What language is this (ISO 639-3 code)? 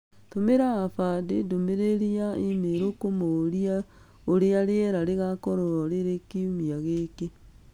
kik